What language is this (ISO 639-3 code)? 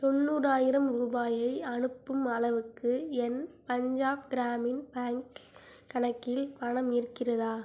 tam